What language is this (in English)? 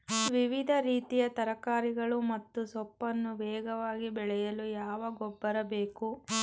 Kannada